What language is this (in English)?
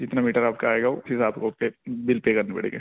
Urdu